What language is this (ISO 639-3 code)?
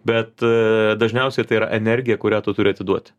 lit